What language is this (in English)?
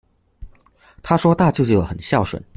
Chinese